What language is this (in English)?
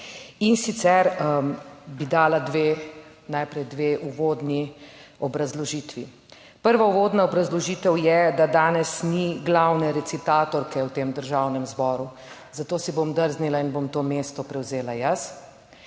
Slovenian